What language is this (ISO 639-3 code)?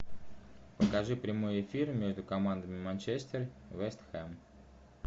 rus